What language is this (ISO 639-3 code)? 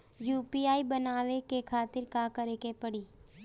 bho